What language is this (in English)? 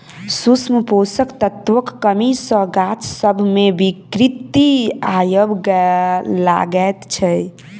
Maithili